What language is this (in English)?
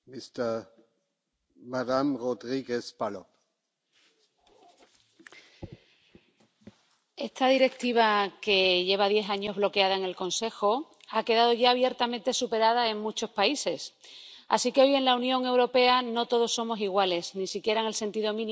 Spanish